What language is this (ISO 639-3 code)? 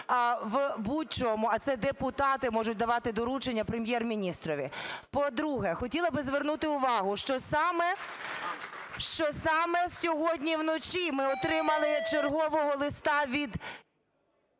ukr